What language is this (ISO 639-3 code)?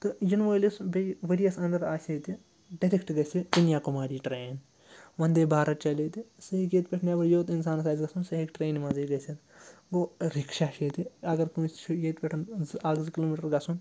kas